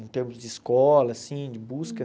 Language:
Portuguese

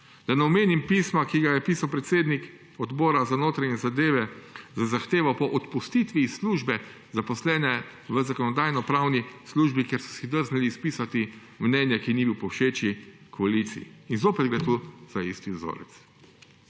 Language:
Slovenian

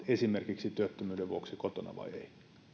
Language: Finnish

